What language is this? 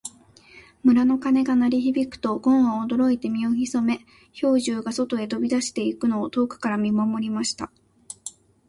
Japanese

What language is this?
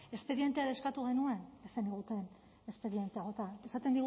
Basque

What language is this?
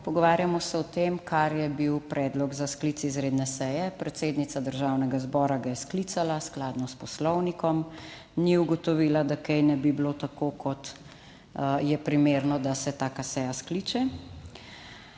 Slovenian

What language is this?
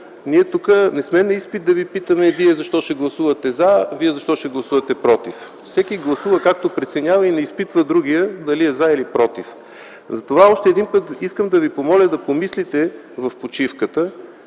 Bulgarian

